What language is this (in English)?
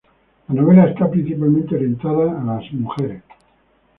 Spanish